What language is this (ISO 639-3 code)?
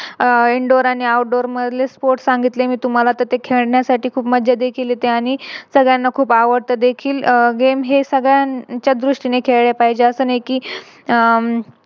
mar